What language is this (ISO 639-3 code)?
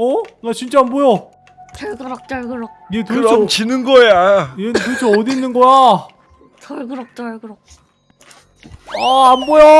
kor